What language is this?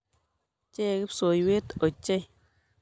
Kalenjin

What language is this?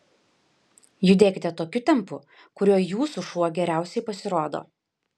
Lithuanian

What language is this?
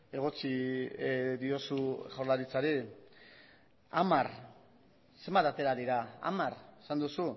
Basque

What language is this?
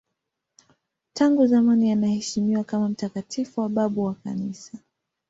Swahili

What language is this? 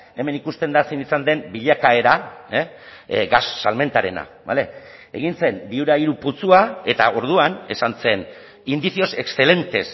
Basque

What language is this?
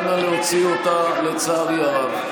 Hebrew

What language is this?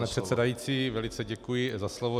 Czech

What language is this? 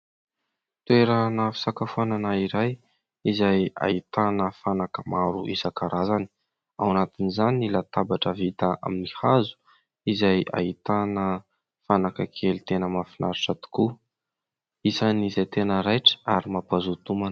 Malagasy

